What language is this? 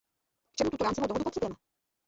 Czech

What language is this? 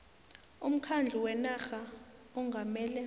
South Ndebele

